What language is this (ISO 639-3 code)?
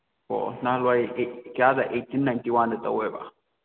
mni